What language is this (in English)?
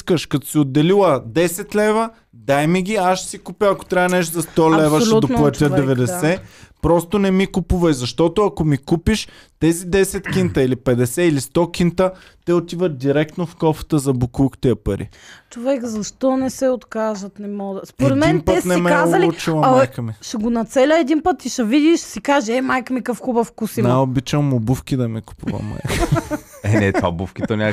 Bulgarian